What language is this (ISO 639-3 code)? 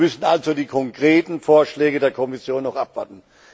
deu